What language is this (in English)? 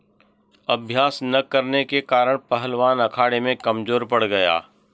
Hindi